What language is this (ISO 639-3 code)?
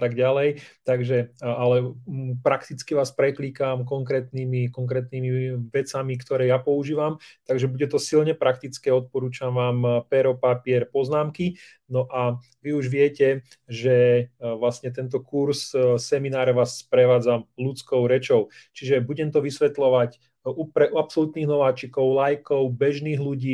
slk